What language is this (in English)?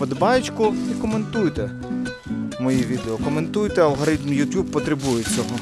Ukrainian